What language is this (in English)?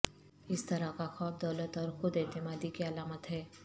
Urdu